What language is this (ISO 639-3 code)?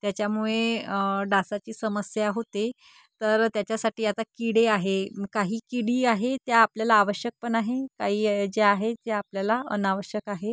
mar